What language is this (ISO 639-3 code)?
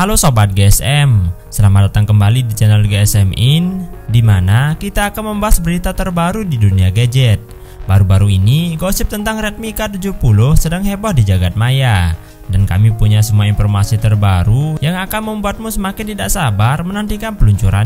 ind